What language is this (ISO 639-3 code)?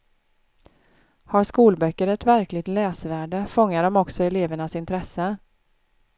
swe